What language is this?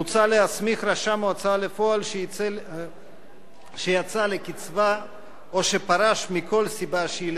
Hebrew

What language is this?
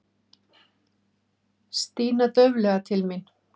Icelandic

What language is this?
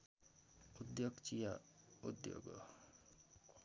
Nepali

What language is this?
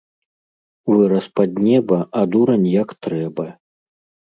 Belarusian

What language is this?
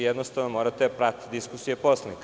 Serbian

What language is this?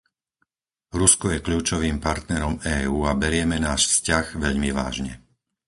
Slovak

